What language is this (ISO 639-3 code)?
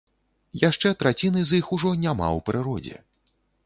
bel